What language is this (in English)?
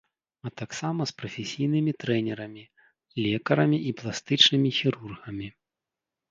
Belarusian